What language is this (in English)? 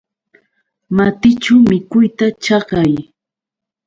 Yauyos Quechua